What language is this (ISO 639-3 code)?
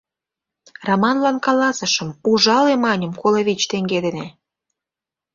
chm